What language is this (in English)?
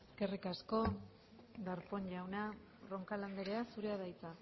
Basque